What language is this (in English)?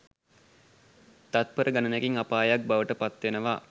Sinhala